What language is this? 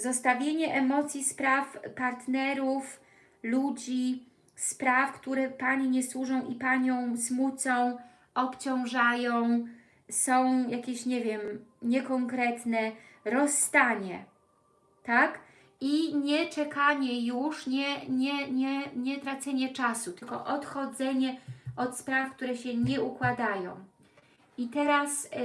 Polish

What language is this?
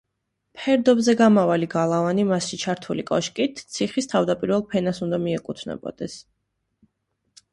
Georgian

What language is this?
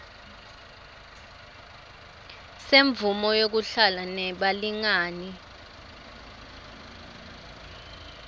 Swati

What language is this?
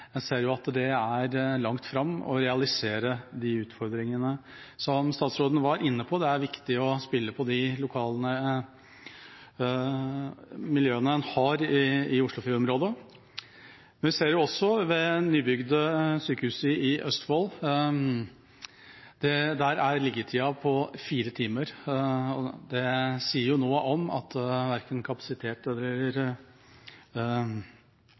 Norwegian Bokmål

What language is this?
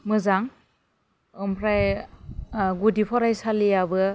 Bodo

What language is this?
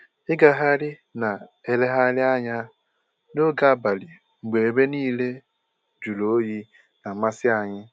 Igbo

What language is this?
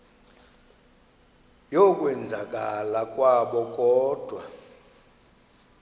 Xhosa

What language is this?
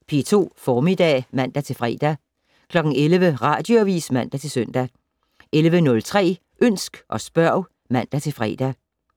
Danish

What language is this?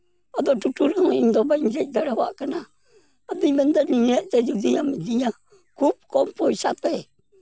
Santali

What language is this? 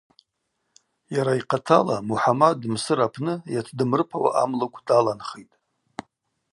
Abaza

